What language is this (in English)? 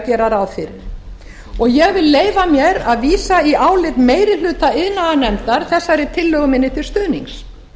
Icelandic